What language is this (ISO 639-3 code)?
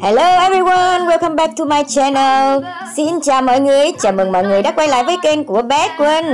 vie